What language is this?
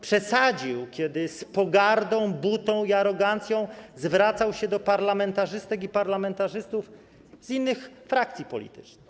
Polish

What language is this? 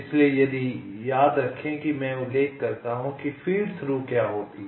Hindi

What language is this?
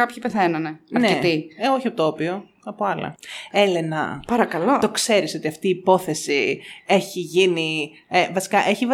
Greek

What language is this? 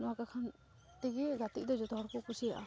Santali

